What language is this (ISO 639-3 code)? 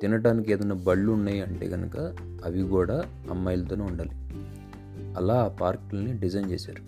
tel